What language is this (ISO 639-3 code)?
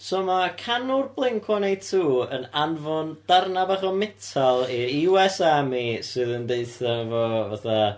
cym